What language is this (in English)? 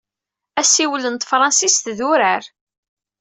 Kabyle